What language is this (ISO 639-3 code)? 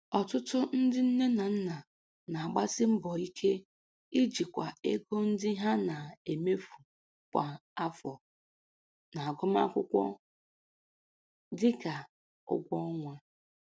ibo